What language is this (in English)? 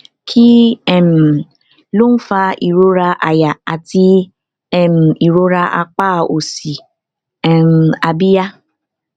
Yoruba